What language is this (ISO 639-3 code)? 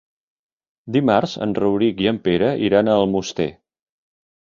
cat